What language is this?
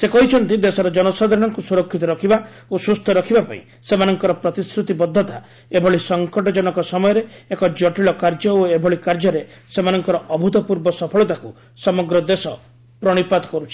Odia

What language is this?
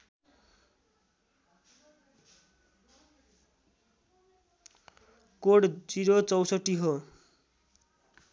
Nepali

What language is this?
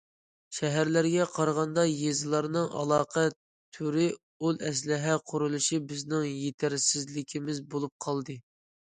Uyghur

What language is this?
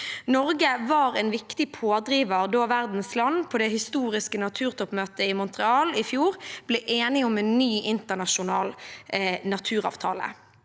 Norwegian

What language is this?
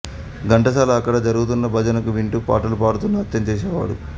Telugu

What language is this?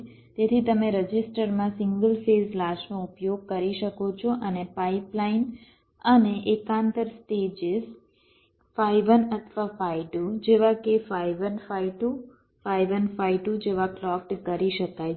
Gujarati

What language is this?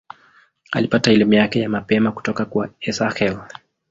Swahili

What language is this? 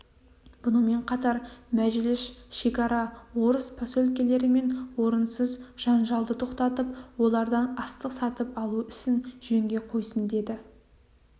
Kazakh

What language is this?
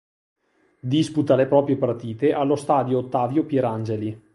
Italian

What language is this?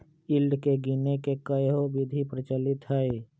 Magahi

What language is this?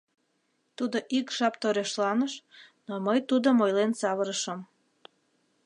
Mari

